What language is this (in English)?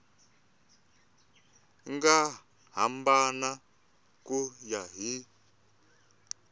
Tsonga